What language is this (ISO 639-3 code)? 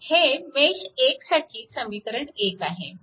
mar